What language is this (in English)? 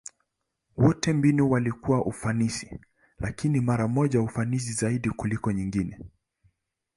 Swahili